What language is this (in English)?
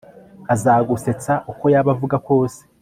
Kinyarwanda